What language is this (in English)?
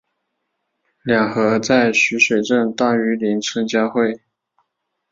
Chinese